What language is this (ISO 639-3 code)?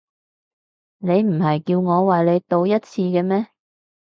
yue